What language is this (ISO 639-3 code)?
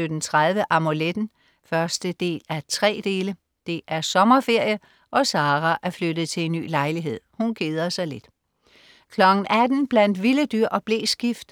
dan